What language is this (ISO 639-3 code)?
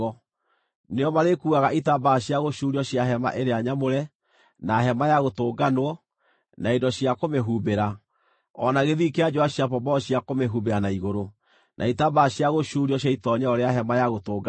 kik